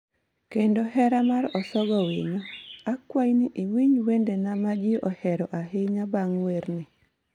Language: Luo (Kenya and Tanzania)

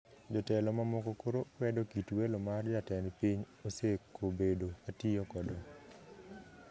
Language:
Luo (Kenya and Tanzania)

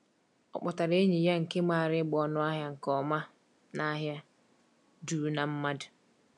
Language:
Igbo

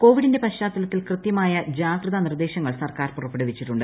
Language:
Malayalam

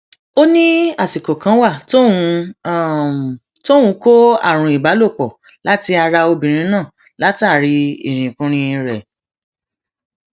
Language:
Yoruba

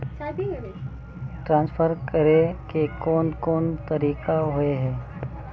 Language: Magahi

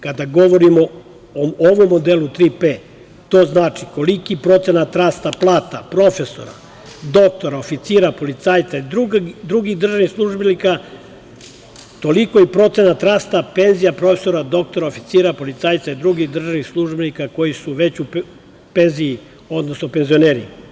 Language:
Serbian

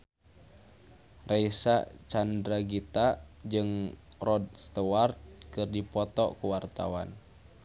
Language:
Sundanese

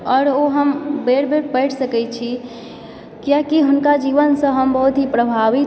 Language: Maithili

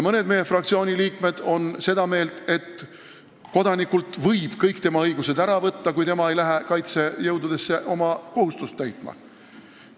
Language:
Estonian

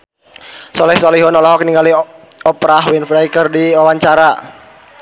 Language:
Sundanese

